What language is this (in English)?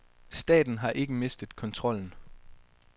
Danish